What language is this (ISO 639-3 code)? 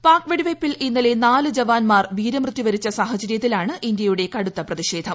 mal